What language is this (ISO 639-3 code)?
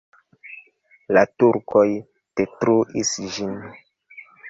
epo